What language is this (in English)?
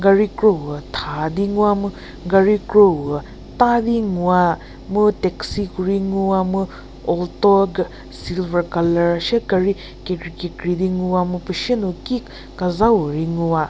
Angami Naga